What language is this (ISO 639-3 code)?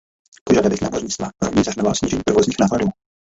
ces